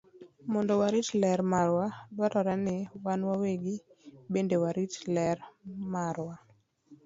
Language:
Luo (Kenya and Tanzania)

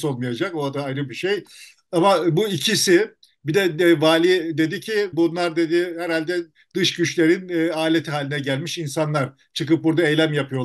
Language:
Turkish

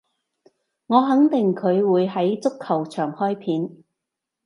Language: Cantonese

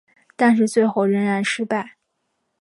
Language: Chinese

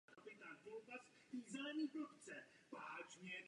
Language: Czech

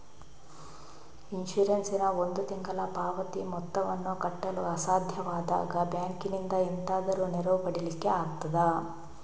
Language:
Kannada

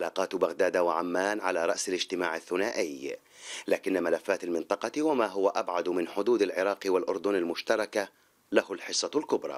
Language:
Arabic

